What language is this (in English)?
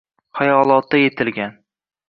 Uzbek